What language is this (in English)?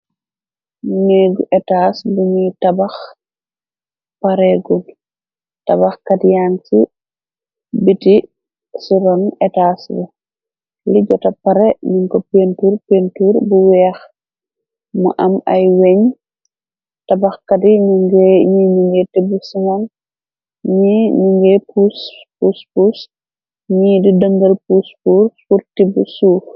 Wolof